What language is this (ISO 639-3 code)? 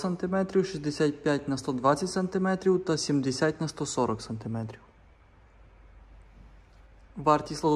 ukr